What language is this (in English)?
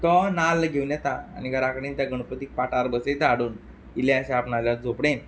Konkani